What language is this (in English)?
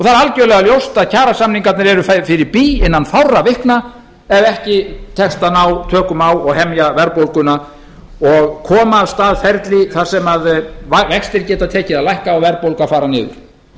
Icelandic